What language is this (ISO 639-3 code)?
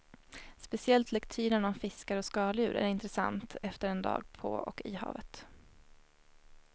swe